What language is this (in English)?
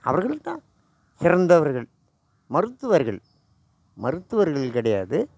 Tamil